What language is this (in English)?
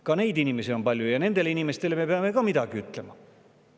Estonian